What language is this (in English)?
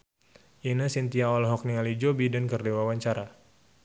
Sundanese